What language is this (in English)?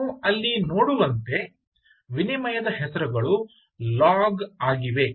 Kannada